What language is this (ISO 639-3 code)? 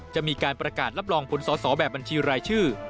tha